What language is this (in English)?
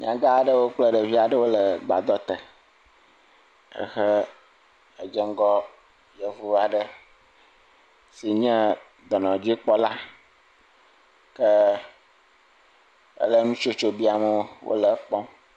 Ewe